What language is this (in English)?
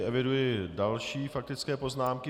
Czech